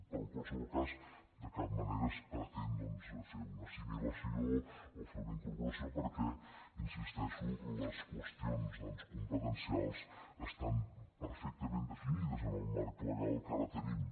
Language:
Catalan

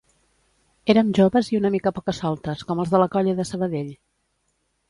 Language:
Catalan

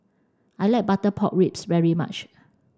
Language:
English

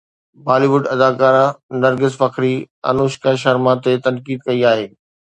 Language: Sindhi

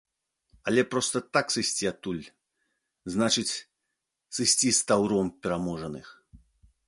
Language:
Belarusian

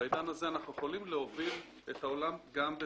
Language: Hebrew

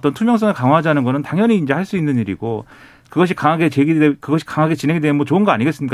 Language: Korean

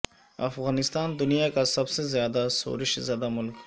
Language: Urdu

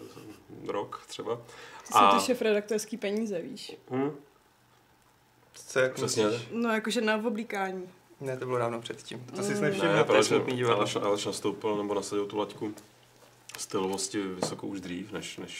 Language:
Czech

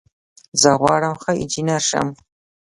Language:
Pashto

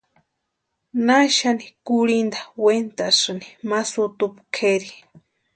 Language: Western Highland Purepecha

